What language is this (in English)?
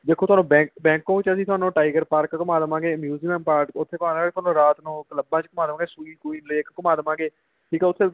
Punjabi